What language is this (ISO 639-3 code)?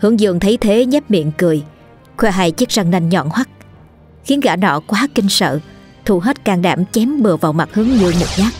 vie